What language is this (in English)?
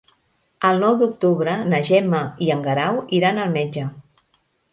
Catalan